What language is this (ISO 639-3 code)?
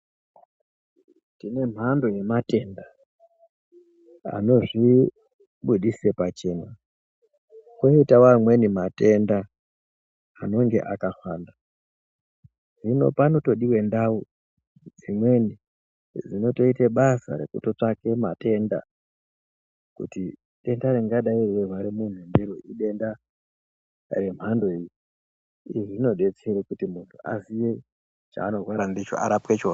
ndc